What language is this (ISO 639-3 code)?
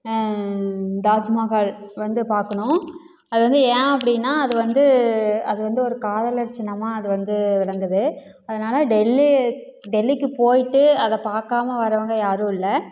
tam